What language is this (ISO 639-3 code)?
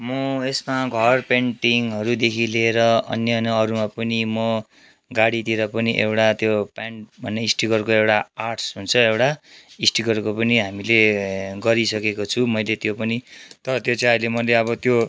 nep